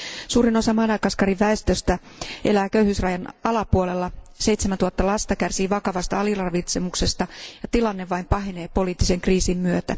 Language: Finnish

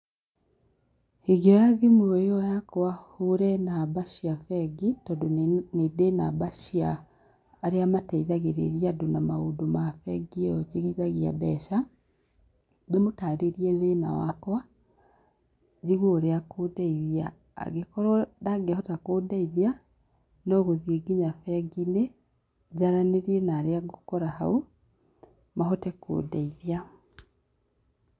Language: Kikuyu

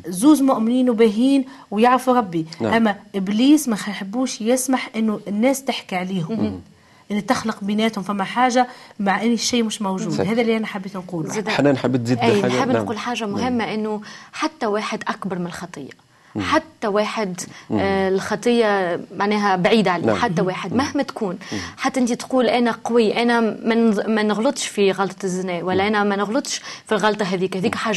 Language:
Arabic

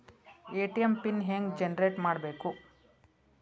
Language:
Kannada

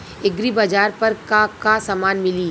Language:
Bhojpuri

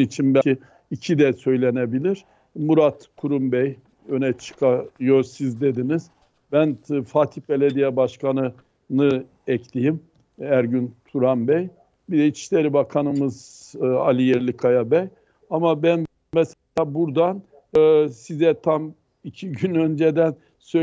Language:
Turkish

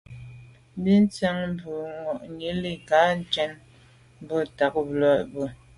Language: Medumba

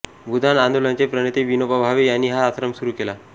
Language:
Marathi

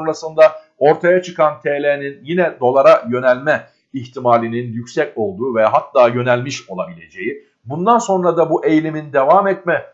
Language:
Turkish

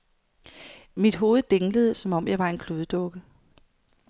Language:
Danish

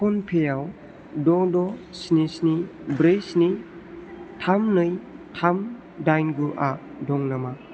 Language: Bodo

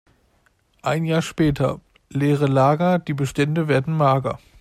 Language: German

